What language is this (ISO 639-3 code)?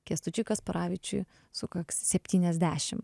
lit